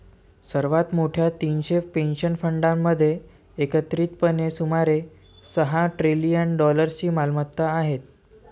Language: Marathi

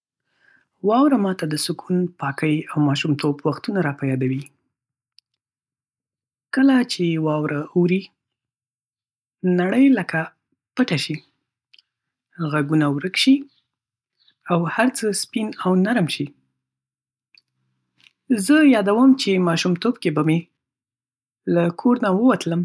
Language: Pashto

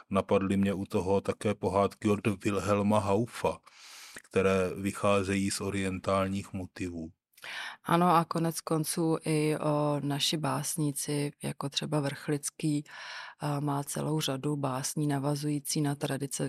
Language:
Czech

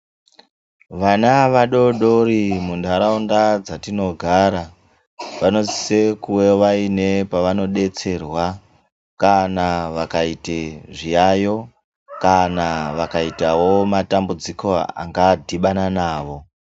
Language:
Ndau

